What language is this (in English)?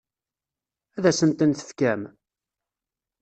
Kabyle